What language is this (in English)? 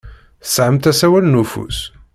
Kabyle